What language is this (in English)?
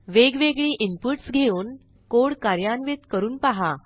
Marathi